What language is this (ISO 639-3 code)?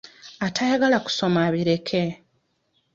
lug